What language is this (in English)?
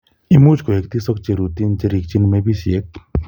Kalenjin